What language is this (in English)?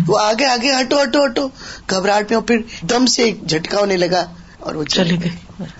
Urdu